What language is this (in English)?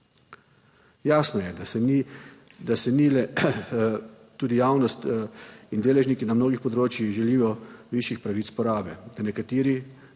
Slovenian